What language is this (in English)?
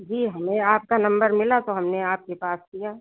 Hindi